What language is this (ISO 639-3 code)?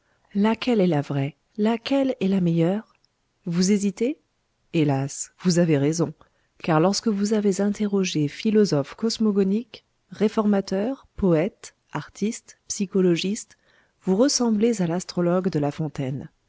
fra